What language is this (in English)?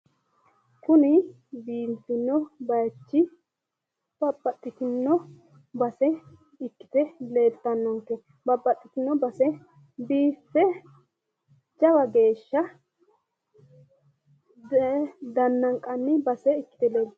Sidamo